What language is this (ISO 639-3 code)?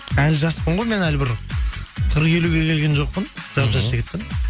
kaz